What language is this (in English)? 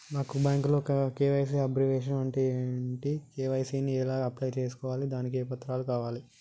Telugu